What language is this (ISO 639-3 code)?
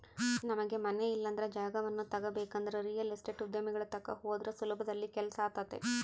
kan